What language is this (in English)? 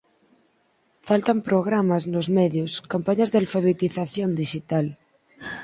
Galician